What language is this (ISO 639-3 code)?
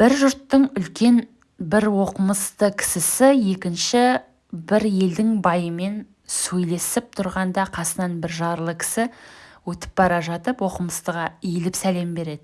tur